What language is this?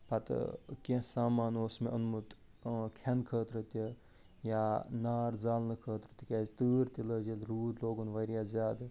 Kashmiri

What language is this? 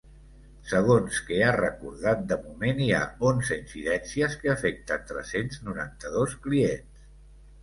Catalan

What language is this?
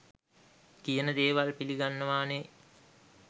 Sinhala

